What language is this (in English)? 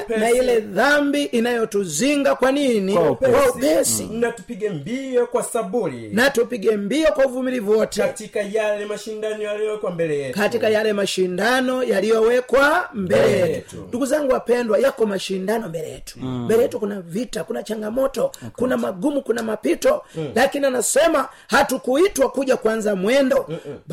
Swahili